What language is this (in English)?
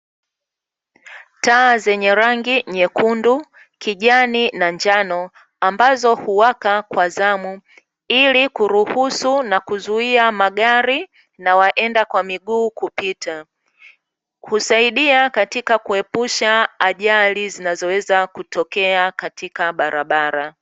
Swahili